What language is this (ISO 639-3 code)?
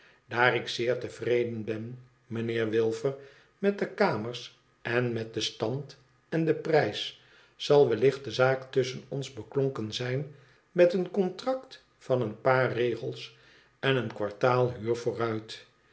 nld